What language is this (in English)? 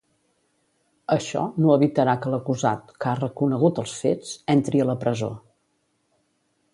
Catalan